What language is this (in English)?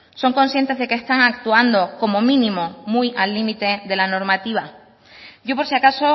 Spanish